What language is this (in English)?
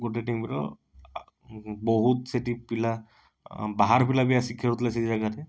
Odia